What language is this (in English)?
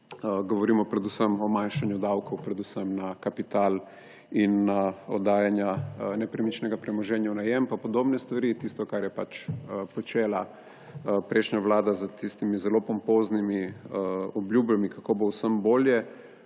Slovenian